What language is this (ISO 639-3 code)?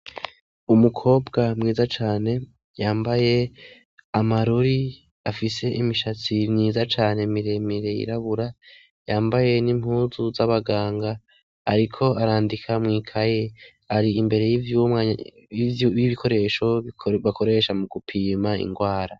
run